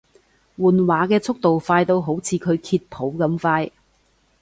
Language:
Cantonese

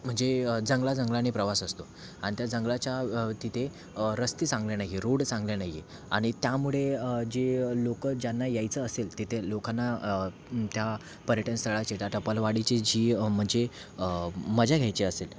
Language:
Marathi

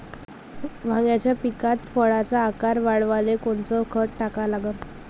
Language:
Marathi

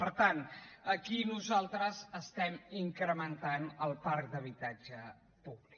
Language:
Catalan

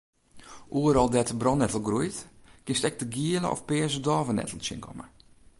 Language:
Western Frisian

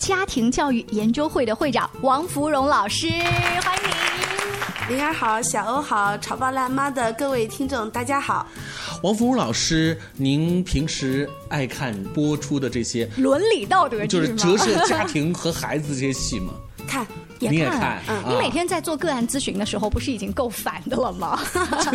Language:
Chinese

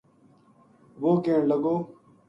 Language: Gujari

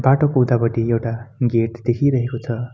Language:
Nepali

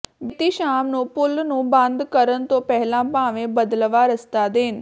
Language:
Punjabi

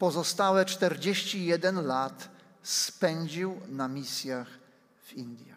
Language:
Polish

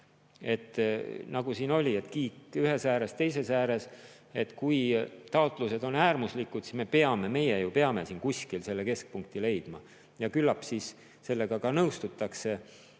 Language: Estonian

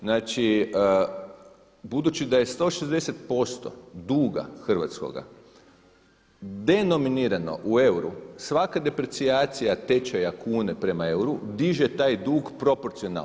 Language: Croatian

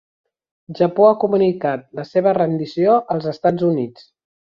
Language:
Catalan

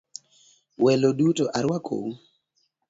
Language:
Luo (Kenya and Tanzania)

